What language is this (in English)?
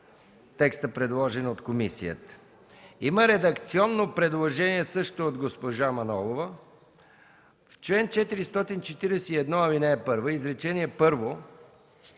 Bulgarian